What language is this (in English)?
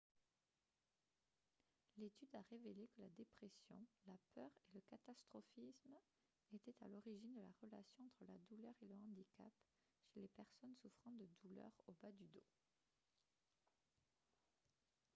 French